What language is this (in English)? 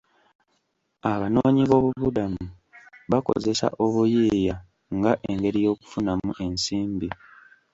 Ganda